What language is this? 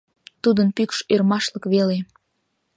Mari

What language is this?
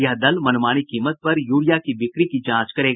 Hindi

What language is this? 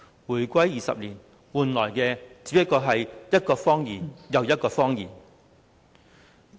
Cantonese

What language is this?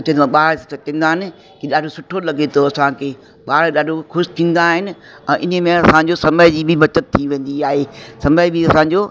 Sindhi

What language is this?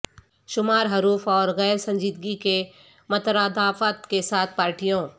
Urdu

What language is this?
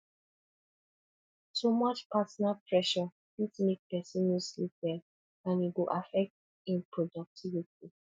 Nigerian Pidgin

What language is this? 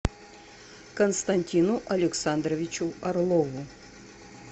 Russian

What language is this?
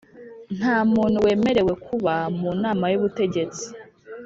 Kinyarwanda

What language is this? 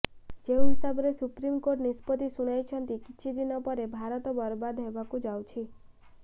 Odia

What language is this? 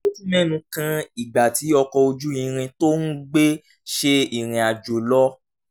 Yoruba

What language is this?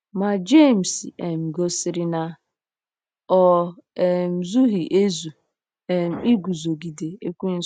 Igbo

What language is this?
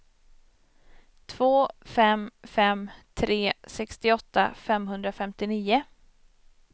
Swedish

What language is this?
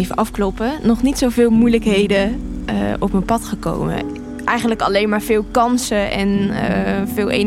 Dutch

